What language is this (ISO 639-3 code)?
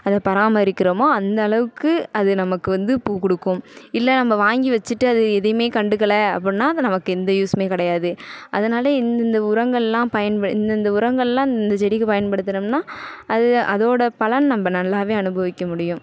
tam